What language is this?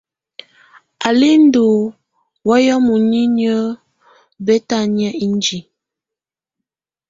Tunen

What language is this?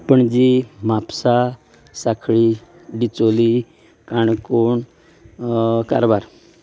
Konkani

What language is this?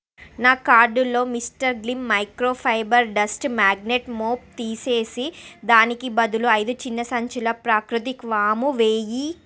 Telugu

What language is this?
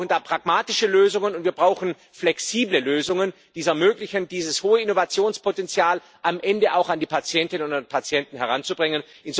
German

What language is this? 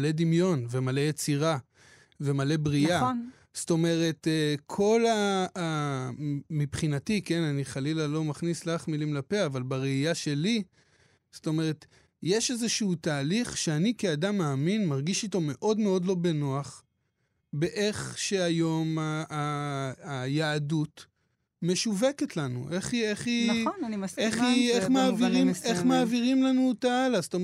Hebrew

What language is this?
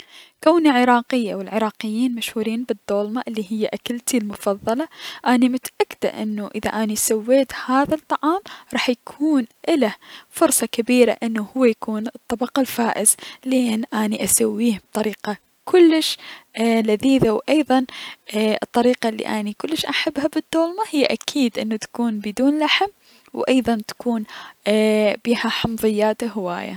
Mesopotamian Arabic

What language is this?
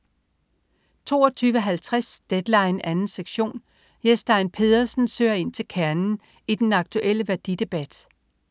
Danish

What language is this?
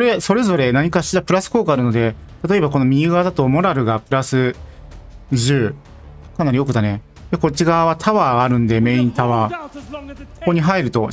Japanese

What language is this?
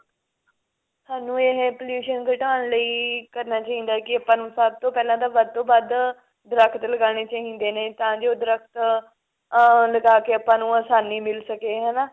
Punjabi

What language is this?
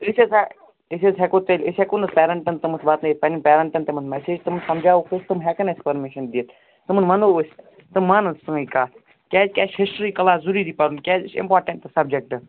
Kashmiri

